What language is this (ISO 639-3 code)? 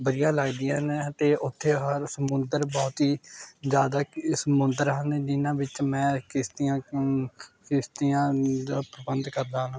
pan